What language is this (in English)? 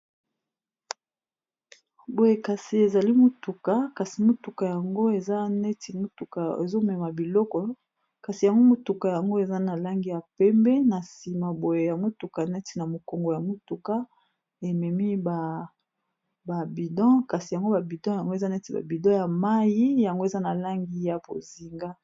Lingala